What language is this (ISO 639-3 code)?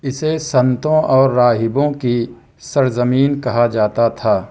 urd